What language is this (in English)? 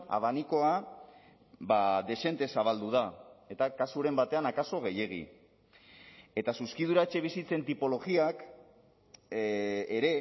Basque